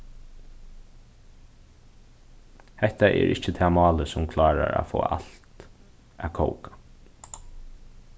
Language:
Faroese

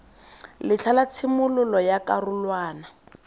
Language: Tswana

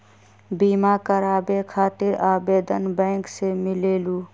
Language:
Magahi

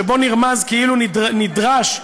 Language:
Hebrew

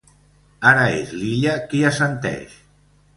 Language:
Catalan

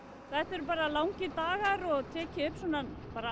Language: Icelandic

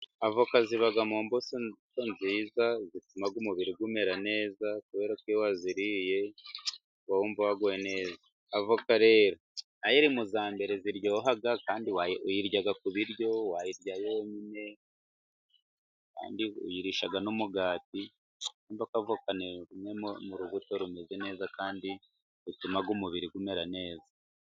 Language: Kinyarwanda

